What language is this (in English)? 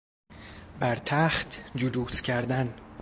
Persian